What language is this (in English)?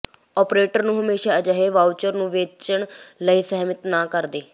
Punjabi